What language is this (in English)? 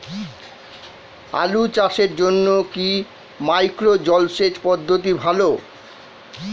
Bangla